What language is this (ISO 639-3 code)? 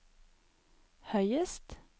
nor